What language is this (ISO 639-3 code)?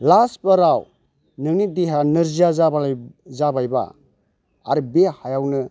brx